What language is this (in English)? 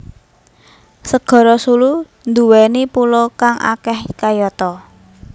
Javanese